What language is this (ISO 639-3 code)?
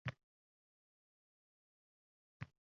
uzb